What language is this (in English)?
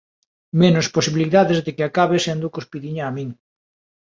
Galician